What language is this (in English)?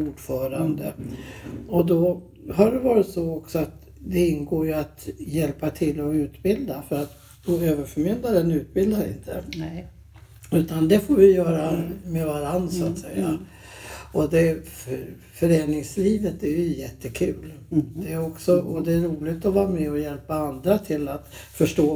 Swedish